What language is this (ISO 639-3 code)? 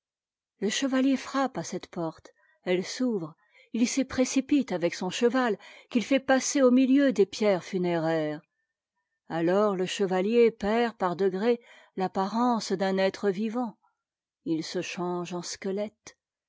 fra